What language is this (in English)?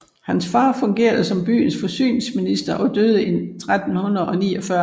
Danish